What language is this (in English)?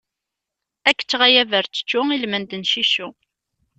Kabyle